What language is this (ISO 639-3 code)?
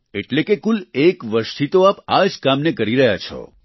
guj